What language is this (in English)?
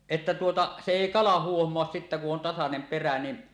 Finnish